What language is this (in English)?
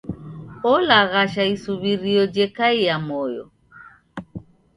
Taita